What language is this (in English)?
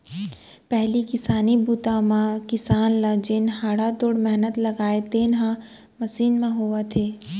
Chhattisgarhi